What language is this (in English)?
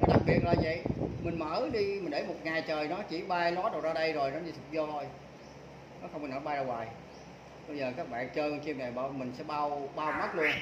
Vietnamese